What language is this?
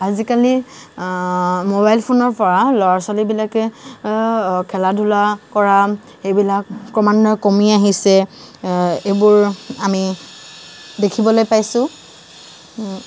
Assamese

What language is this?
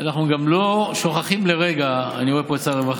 Hebrew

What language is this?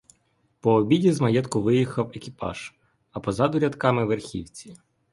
Ukrainian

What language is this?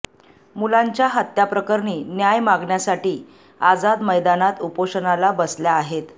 Marathi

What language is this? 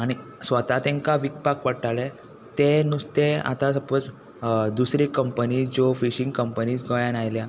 Konkani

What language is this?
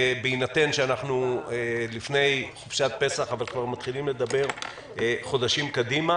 Hebrew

